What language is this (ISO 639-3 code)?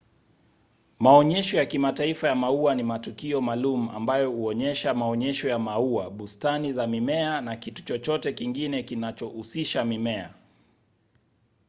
swa